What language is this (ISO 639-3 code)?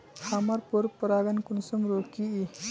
mag